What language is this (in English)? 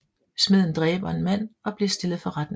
Danish